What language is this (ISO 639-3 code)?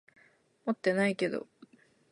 jpn